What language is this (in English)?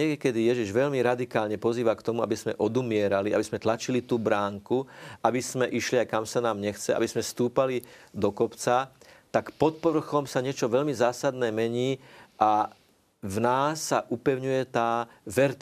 Slovak